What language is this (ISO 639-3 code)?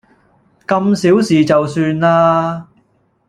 yue